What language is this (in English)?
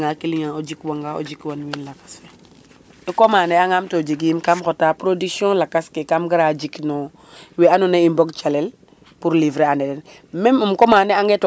Serer